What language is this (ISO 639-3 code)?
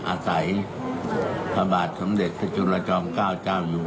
tha